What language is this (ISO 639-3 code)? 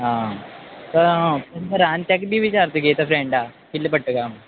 kok